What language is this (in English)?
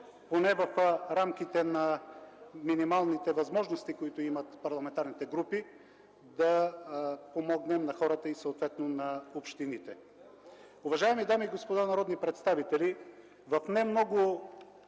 Bulgarian